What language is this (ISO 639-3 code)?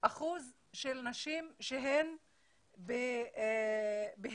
heb